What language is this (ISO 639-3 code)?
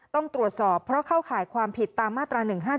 tha